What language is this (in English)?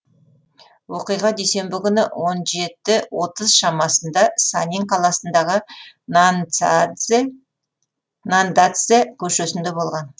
Kazakh